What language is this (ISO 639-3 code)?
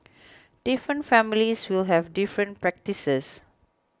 eng